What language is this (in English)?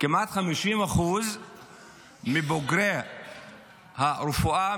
Hebrew